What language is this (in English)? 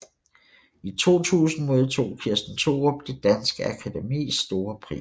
Danish